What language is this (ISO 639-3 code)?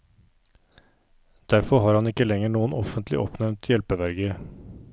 nor